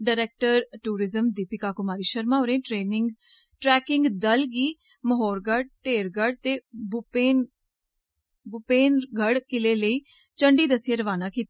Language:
Dogri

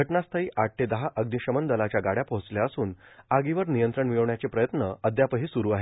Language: Marathi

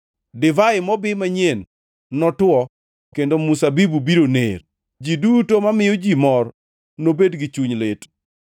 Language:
Luo (Kenya and Tanzania)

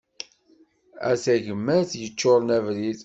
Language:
Kabyle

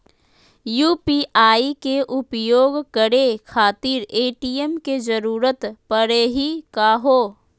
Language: Magahi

